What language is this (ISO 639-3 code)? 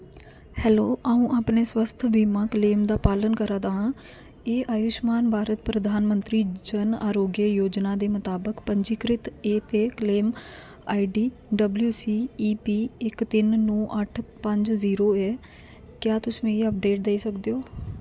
doi